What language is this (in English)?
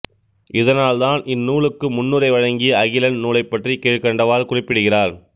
Tamil